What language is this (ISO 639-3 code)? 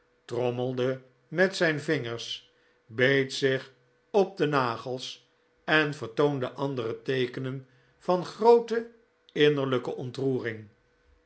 nld